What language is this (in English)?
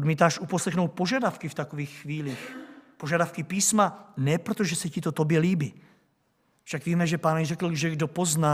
Czech